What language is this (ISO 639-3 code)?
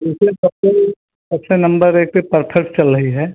hin